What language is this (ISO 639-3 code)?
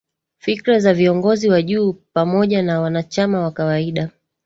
swa